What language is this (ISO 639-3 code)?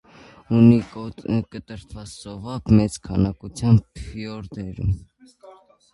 hye